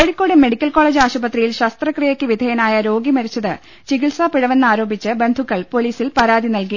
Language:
Malayalam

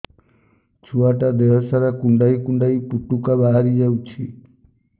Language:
Odia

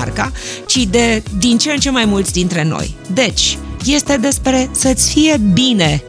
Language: Romanian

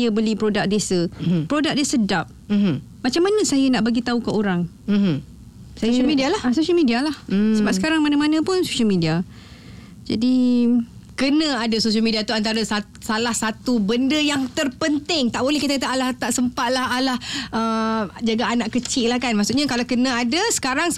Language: Malay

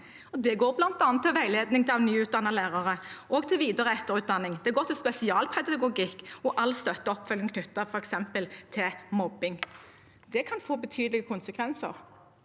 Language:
Norwegian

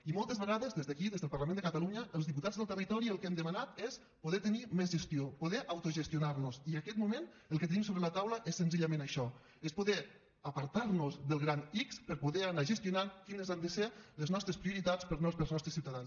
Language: Catalan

